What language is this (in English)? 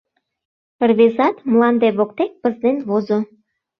Mari